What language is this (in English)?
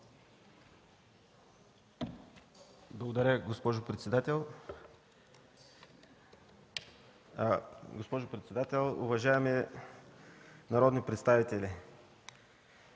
Bulgarian